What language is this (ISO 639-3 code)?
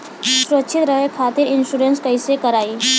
bho